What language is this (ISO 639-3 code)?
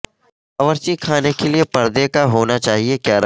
urd